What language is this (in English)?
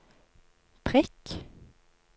Norwegian